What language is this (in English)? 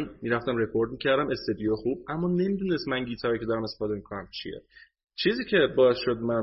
Persian